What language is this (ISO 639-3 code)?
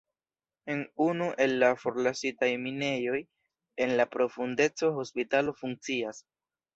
epo